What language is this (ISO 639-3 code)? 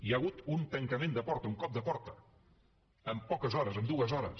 cat